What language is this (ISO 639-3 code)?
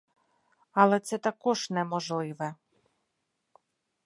ukr